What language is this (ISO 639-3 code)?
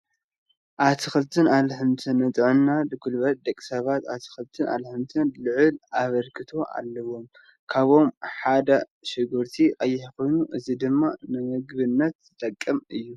tir